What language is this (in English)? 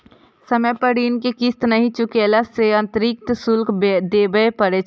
Maithili